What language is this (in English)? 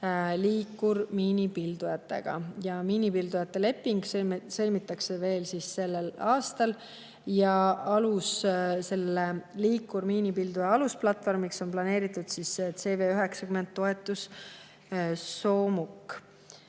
Estonian